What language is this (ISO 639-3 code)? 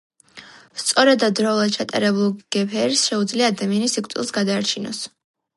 kat